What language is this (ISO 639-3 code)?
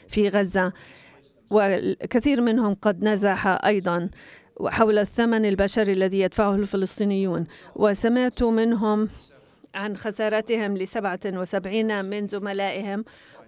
ara